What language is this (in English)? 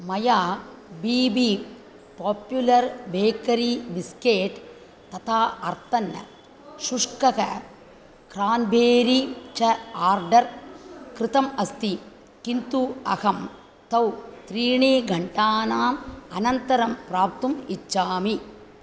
Sanskrit